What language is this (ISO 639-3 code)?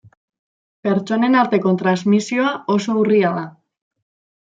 eus